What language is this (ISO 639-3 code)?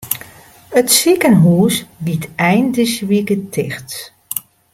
fry